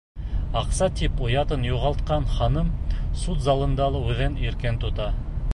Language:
Bashkir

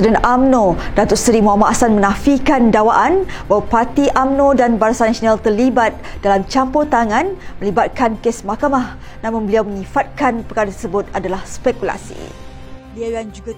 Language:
Malay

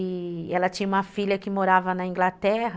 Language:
Portuguese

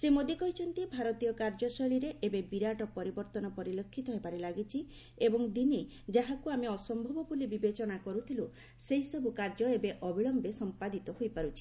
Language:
Odia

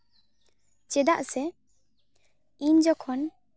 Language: Santali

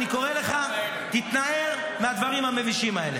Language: Hebrew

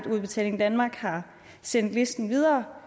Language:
Danish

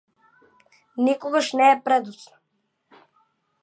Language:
Macedonian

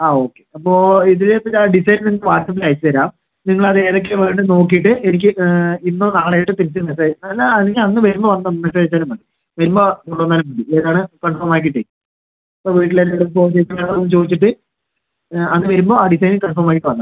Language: Malayalam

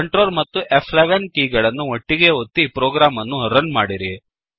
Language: Kannada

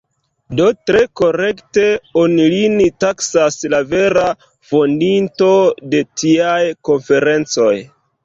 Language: Esperanto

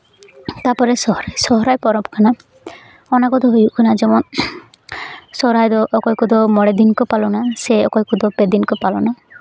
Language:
Santali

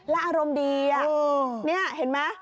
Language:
Thai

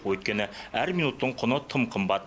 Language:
Kazakh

